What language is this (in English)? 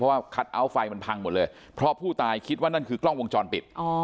Thai